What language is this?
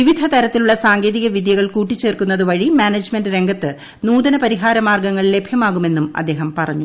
Malayalam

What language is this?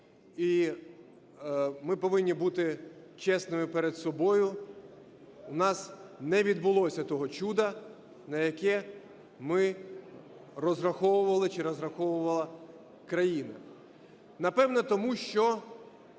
Ukrainian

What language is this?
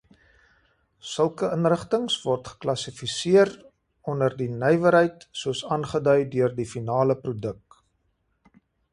Afrikaans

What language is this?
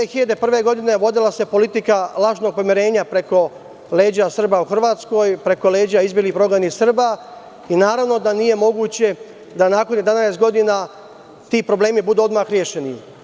Serbian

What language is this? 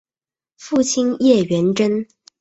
Chinese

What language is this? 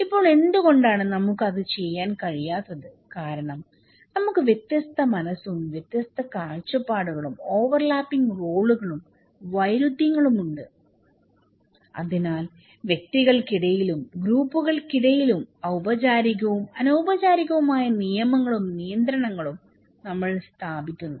Malayalam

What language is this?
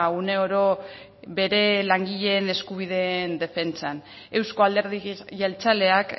Basque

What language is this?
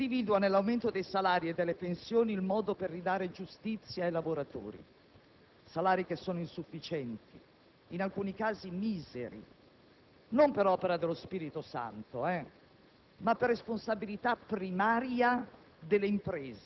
Italian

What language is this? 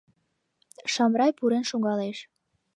Mari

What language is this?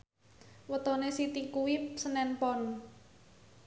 Javanese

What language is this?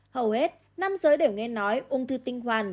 Vietnamese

